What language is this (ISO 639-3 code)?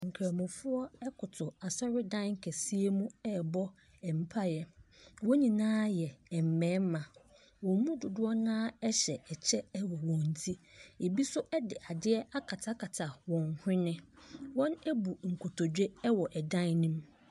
aka